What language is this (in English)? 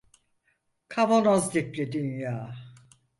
Turkish